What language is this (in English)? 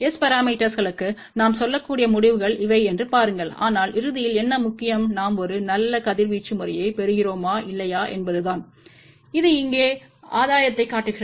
Tamil